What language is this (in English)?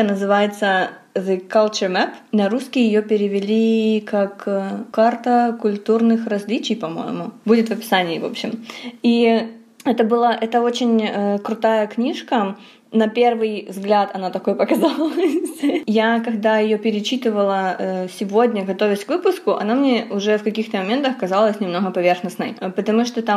Russian